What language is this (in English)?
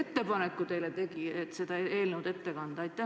Estonian